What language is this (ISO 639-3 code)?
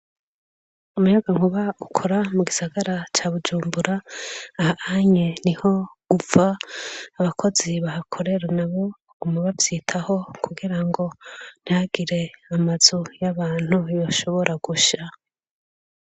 run